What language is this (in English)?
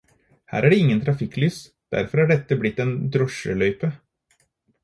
Norwegian Bokmål